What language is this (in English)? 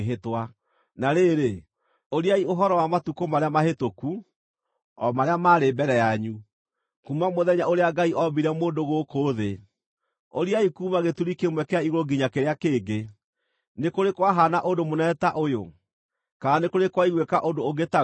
Kikuyu